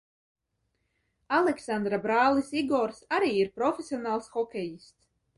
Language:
Latvian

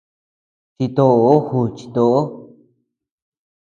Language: Tepeuxila Cuicatec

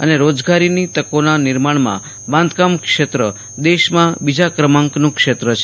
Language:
Gujarati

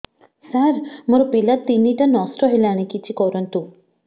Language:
Odia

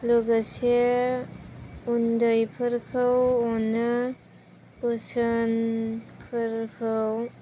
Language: Bodo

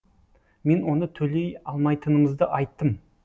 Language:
Kazakh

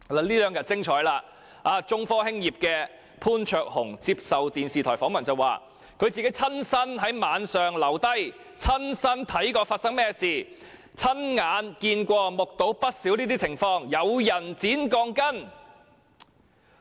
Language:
Cantonese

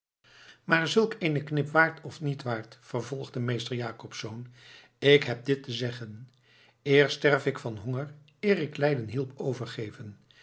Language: Dutch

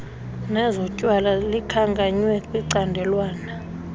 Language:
Xhosa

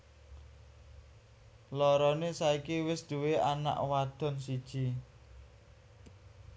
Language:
Javanese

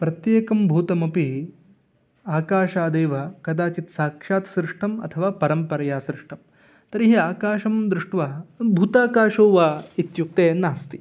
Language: Sanskrit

